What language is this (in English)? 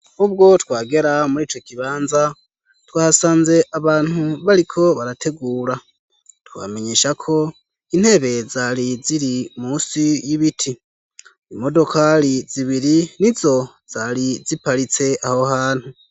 Rundi